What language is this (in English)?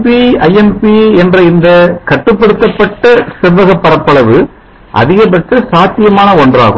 Tamil